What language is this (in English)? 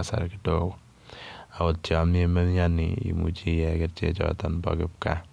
Kalenjin